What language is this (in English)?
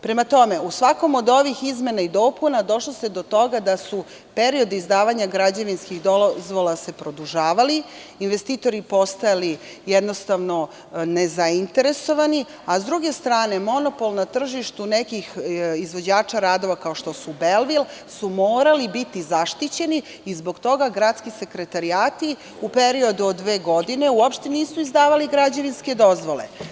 Serbian